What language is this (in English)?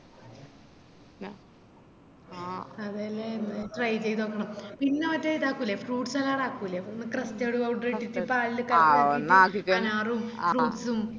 Malayalam